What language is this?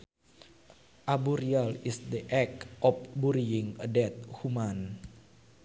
Sundanese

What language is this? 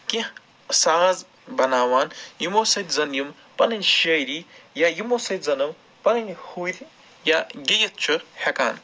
Kashmiri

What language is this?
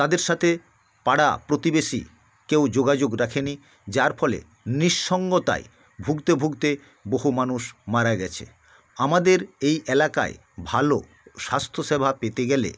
Bangla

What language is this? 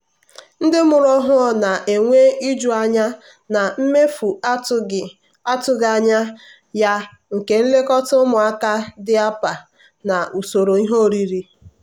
Igbo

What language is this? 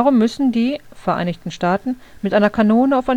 German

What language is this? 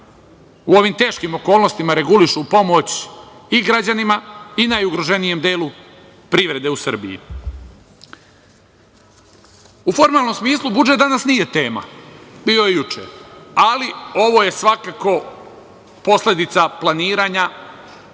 Serbian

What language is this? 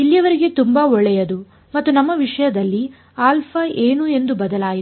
Kannada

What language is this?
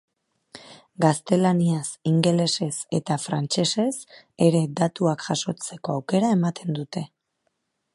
Basque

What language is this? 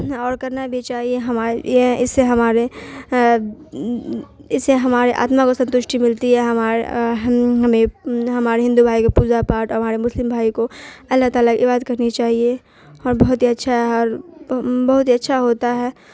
Urdu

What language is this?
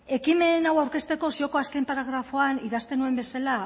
Basque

